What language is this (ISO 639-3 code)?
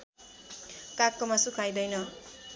nep